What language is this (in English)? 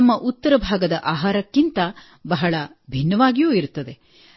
Kannada